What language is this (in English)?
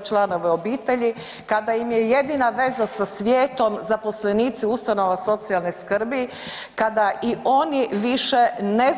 Croatian